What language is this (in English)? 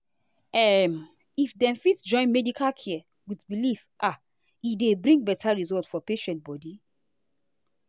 Nigerian Pidgin